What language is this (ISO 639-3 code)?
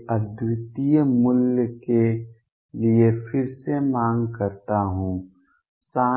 hin